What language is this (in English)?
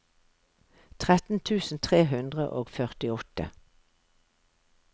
Norwegian